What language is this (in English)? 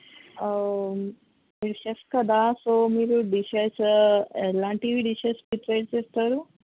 Telugu